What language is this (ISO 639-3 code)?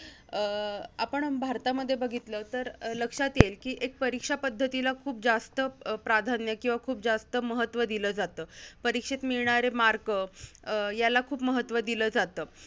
mar